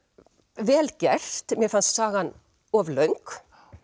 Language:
Icelandic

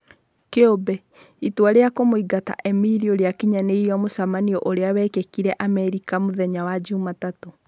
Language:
Kikuyu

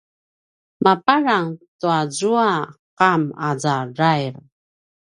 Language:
Paiwan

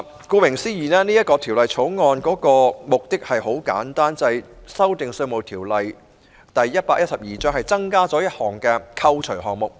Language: Cantonese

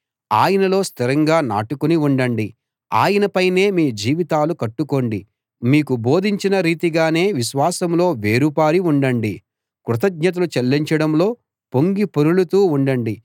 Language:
Telugu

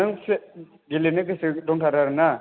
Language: Bodo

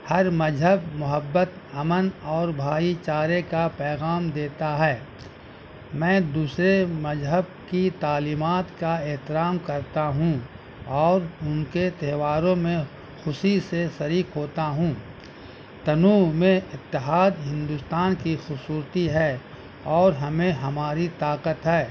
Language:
Urdu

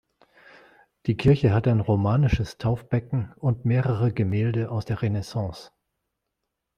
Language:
German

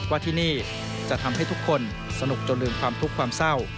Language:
Thai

